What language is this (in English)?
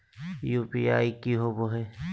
Magahi